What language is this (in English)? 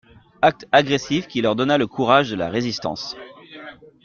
French